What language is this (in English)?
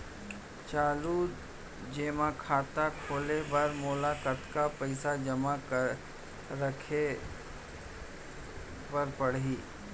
Chhattisgarhi